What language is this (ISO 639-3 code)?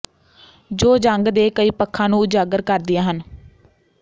pan